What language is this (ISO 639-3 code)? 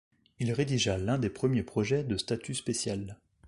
fra